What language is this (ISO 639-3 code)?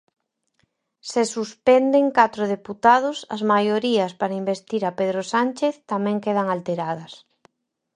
glg